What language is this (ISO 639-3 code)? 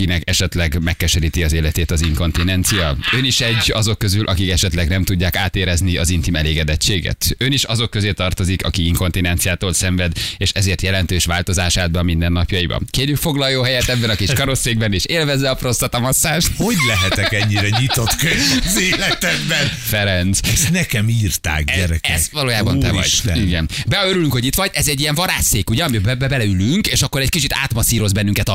hun